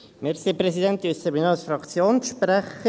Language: Swiss German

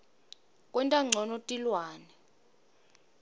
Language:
Swati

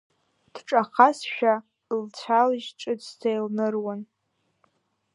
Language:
Abkhazian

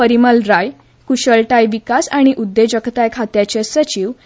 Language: Konkani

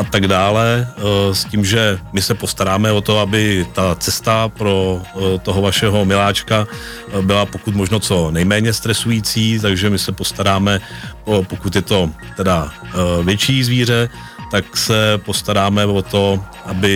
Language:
Czech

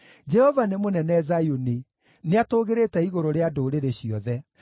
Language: Kikuyu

